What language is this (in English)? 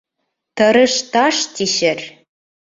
Bashkir